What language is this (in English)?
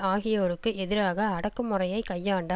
Tamil